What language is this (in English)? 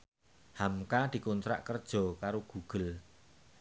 Javanese